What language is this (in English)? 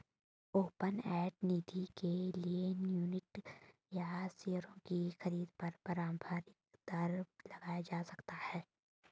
Hindi